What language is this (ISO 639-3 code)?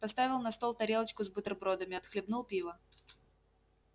rus